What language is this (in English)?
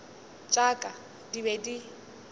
Northern Sotho